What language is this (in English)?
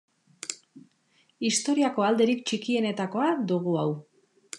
Basque